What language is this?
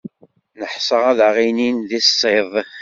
Kabyle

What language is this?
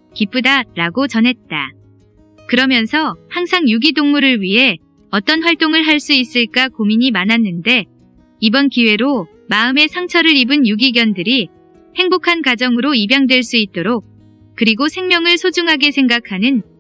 Korean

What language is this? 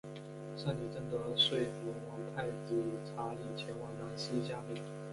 Chinese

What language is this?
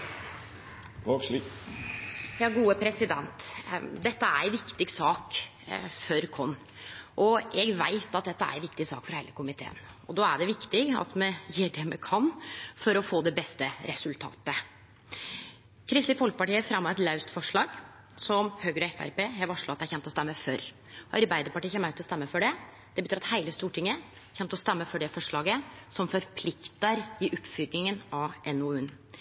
Norwegian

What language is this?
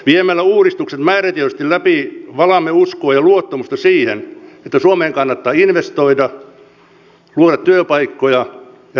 Finnish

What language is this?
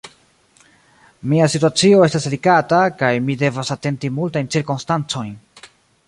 Esperanto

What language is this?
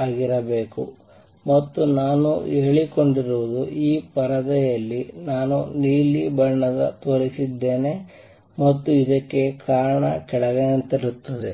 Kannada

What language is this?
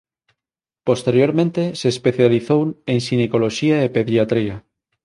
Galician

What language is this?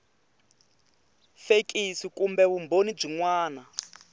Tsonga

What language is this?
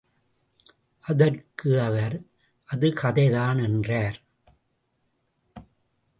Tamil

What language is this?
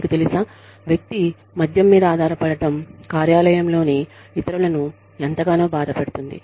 Telugu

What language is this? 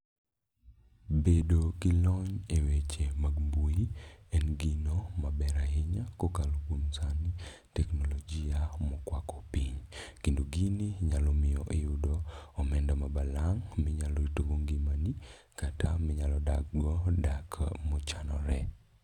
Luo (Kenya and Tanzania)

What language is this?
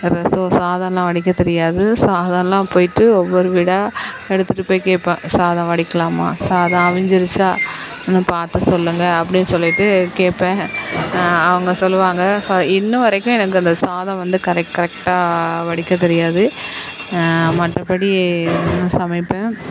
Tamil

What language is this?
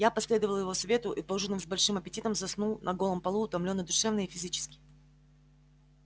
Russian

